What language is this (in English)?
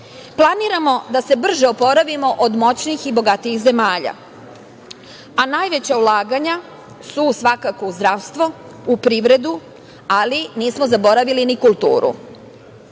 Serbian